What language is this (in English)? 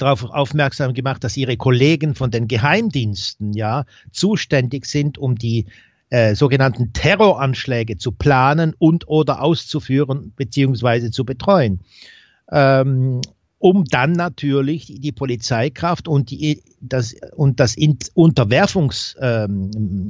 German